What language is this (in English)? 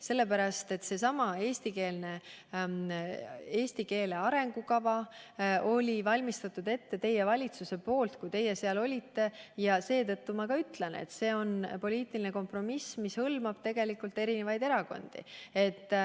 Estonian